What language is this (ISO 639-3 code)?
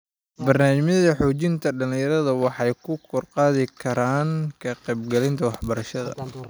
som